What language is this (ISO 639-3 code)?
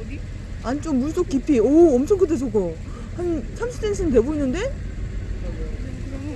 kor